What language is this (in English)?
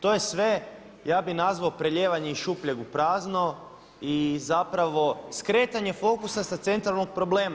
Croatian